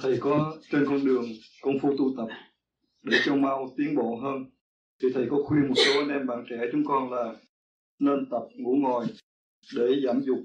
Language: Vietnamese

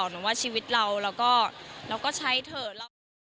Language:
Thai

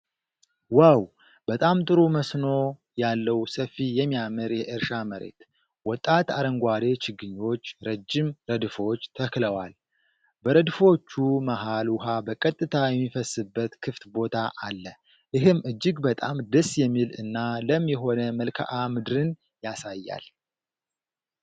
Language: Amharic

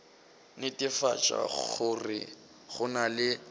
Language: Northern Sotho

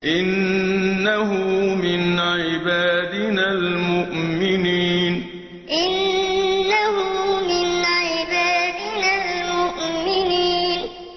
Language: Arabic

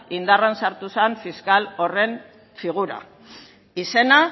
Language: Basque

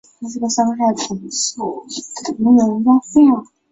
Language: Chinese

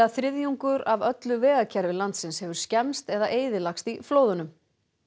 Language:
Icelandic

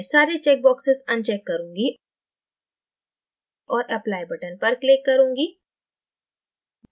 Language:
Hindi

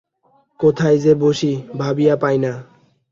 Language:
Bangla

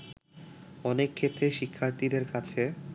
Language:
Bangla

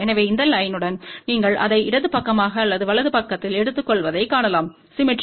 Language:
Tamil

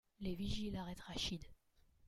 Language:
French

